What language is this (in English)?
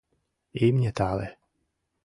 Mari